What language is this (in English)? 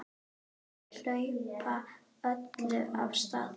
Icelandic